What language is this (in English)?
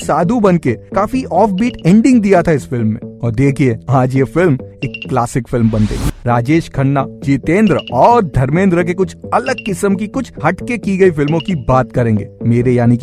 Hindi